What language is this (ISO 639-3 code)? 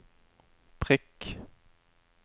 nor